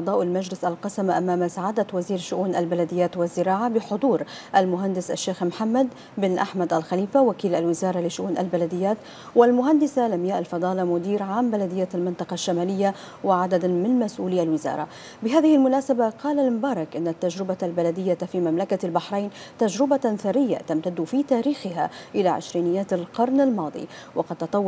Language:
Arabic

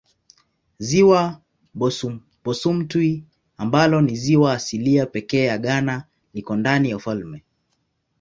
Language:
Swahili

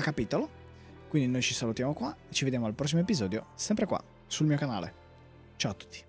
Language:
Italian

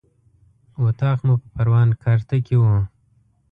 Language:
Pashto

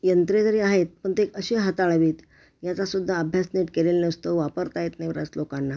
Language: Marathi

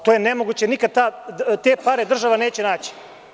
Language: Serbian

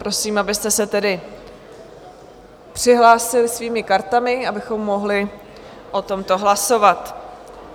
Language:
Czech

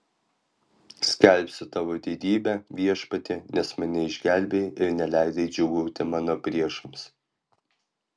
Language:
Lithuanian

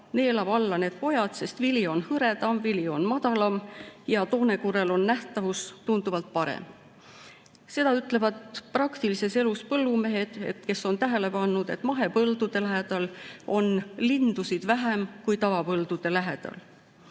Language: Estonian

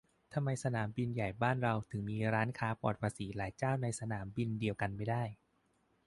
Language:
Thai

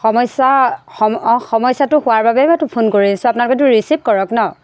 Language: Assamese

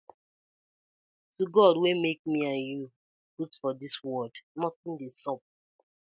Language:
Nigerian Pidgin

